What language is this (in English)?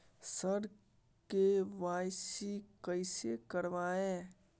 Maithili